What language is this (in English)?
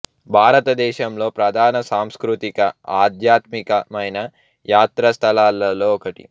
Telugu